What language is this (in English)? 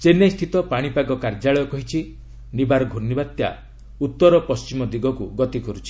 Odia